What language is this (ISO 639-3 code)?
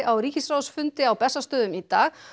isl